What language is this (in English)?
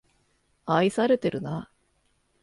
Japanese